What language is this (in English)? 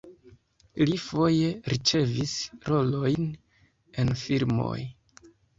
Esperanto